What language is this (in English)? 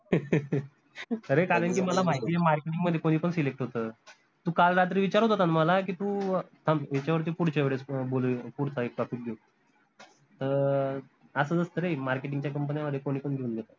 Marathi